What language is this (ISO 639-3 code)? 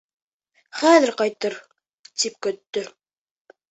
bak